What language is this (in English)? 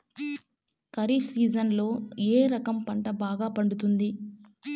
Telugu